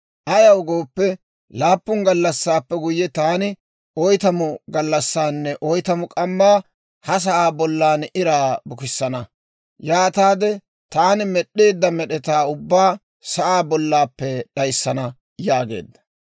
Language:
Dawro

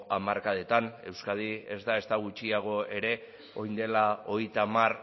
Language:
Basque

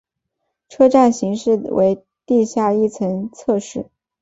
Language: Chinese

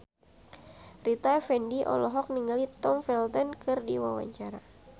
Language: Sundanese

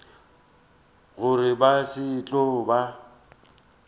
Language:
Northern Sotho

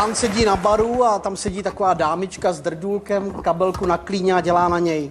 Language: Czech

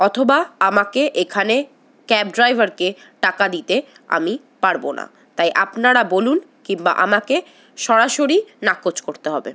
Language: Bangla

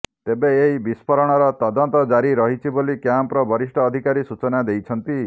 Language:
Odia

